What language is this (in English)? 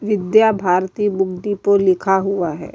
Urdu